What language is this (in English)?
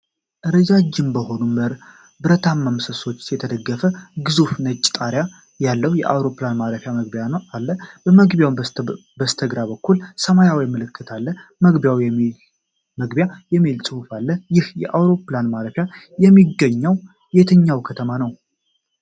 Amharic